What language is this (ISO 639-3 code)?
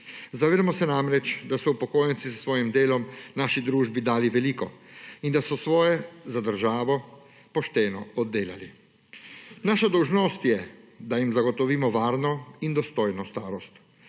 slv